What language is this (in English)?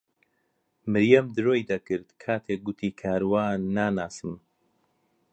Central Kurdish